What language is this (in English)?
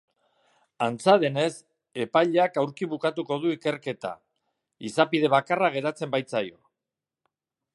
Basque